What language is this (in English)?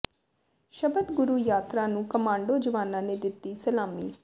Punjabi